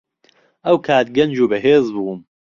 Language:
Central Kurdish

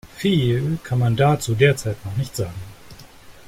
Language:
German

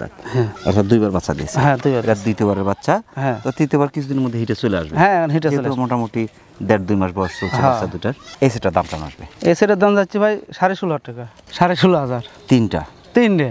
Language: Bangla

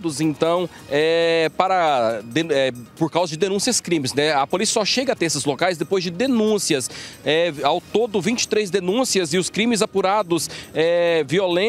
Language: Portuguese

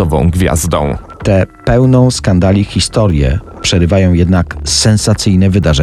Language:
Polish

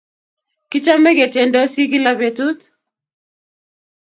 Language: Kalenjin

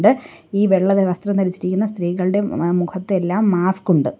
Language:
Malayalam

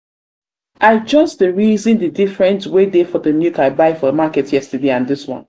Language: Nigerian Pidgin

